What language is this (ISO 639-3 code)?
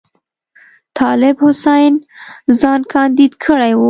pus